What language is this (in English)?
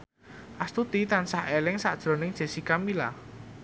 Javanese